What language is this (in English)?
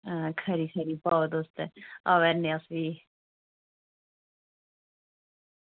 Dogri